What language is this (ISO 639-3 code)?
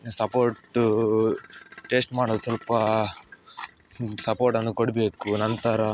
kan